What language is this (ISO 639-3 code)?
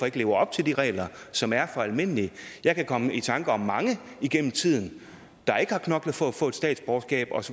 dan